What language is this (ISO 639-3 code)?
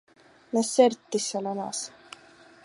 ukr